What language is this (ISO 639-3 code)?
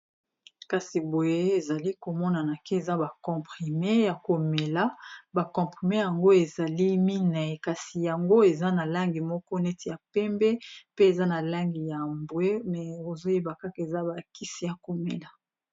lin